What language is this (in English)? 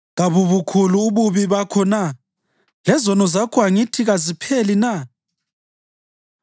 North Ndebele